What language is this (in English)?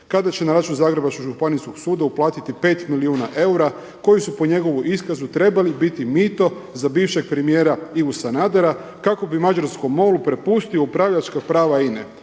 Croatian